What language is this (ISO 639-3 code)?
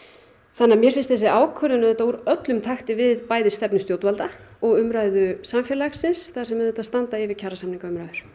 isl